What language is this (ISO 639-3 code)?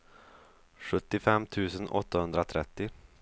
swe